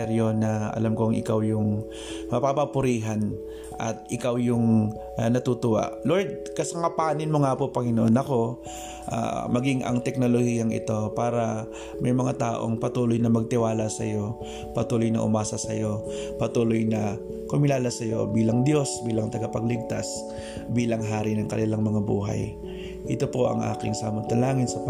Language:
Filipino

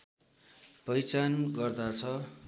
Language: Nepali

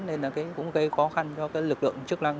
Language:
Vietnamese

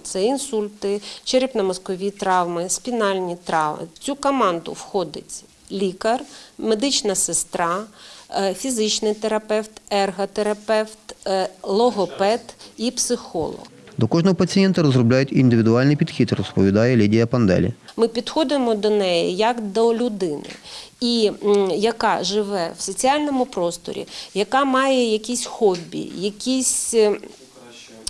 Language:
Ukrainian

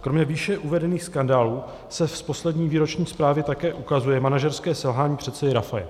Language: Czech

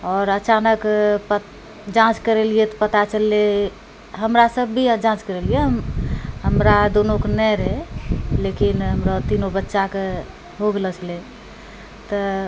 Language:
Maithili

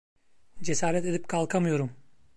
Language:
Turkish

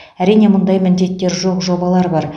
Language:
Kazakh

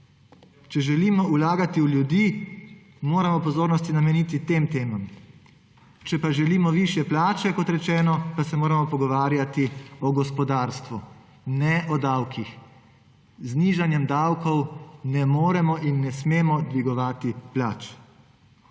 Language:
Slovenian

